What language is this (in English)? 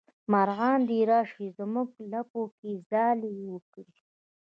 Pashto